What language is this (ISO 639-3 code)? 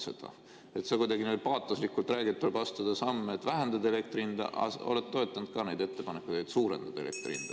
est